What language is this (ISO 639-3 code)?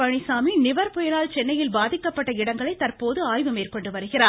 tam